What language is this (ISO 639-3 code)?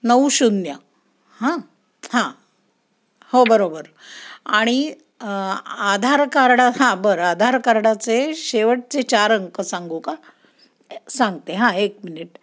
mar